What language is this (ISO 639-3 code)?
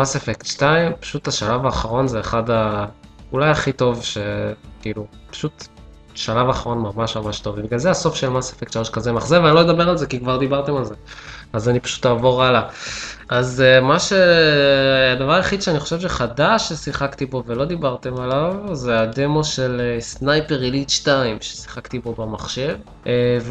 heb